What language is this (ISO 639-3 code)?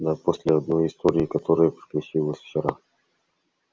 rus